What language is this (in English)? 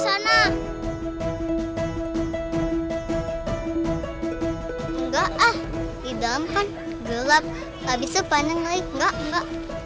Indonesian